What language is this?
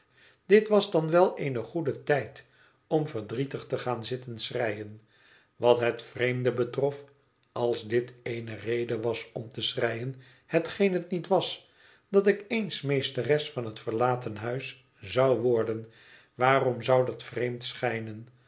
Dutch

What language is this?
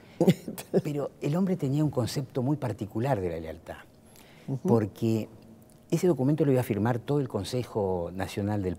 Spanish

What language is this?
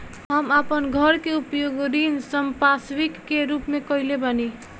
Bhojpuri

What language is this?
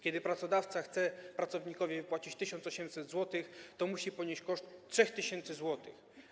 Polish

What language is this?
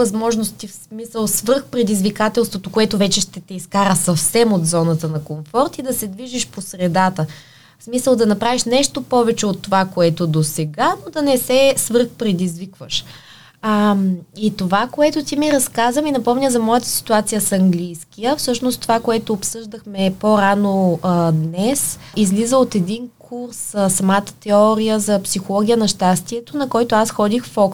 Bulgarian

